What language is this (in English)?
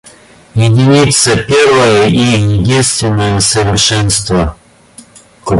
Russian